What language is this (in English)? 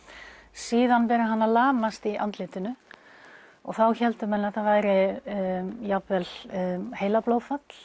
Icelandic